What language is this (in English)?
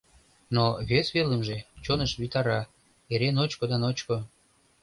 Mari